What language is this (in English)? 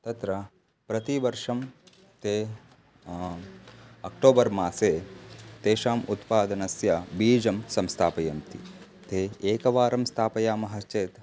Sanskrit